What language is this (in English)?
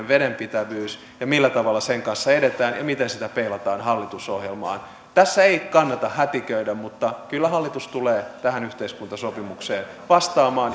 Finnish